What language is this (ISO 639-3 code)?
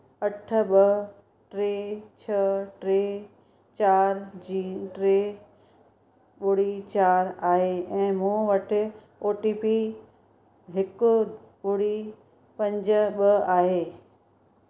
snd